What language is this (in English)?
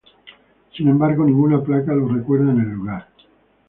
Spanish